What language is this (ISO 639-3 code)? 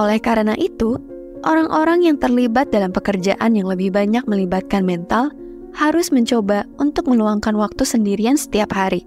ind